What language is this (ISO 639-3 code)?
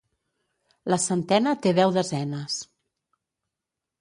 cat